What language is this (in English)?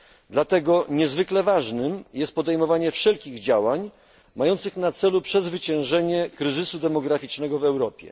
Polish